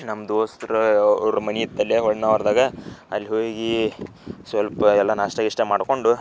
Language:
Kannada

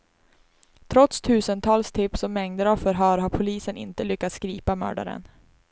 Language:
Swedish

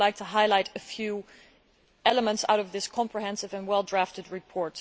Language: English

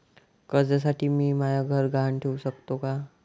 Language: Marathi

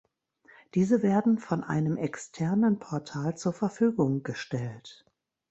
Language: German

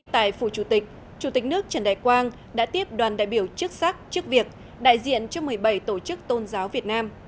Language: Vietnamese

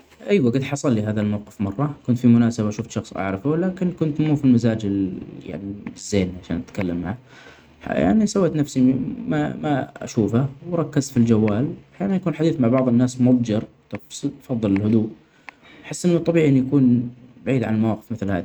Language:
Omani Arabic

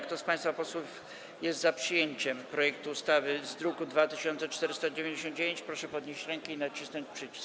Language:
Polish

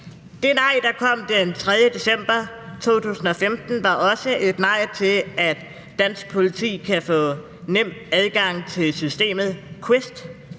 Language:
Danish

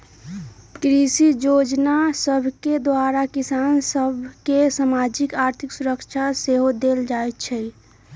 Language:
Magahi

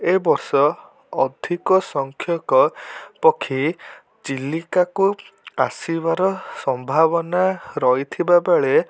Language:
Odia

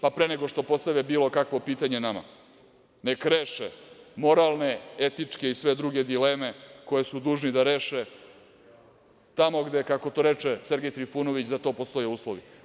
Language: Serbian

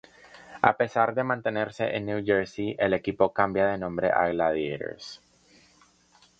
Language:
Spanish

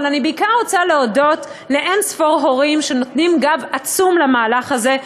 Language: Hebrew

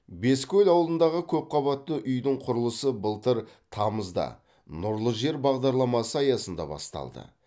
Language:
Kazakh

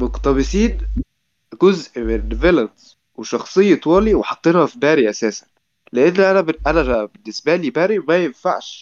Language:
Arabic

